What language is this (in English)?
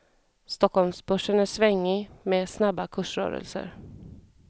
Swedish